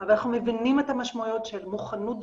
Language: Hebrew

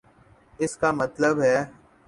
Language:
Urdu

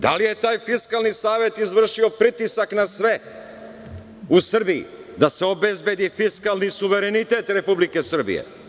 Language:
Serbian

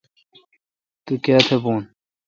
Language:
Kalkoti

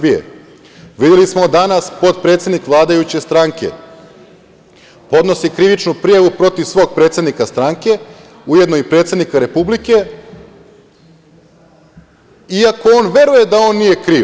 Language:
Serbian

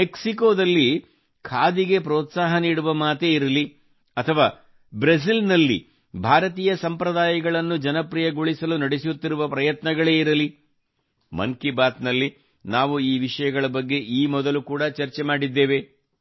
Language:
Kannada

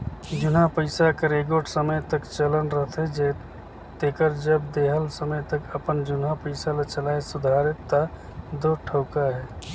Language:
Chhattisgarhi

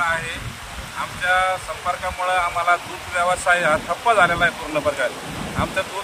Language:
Marathi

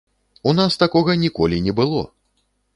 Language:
Belarusian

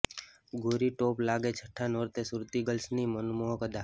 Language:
Gujarati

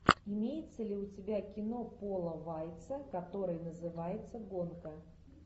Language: Russian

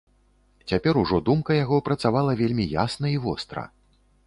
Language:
Belarusian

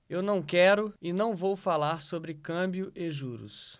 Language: Portuguese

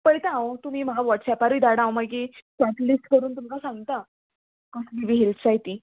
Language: Konkani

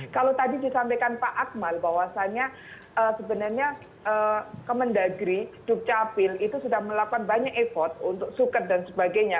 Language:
Indonesian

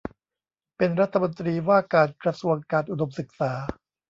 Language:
Thai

